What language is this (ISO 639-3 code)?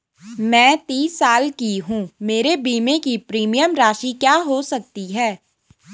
hin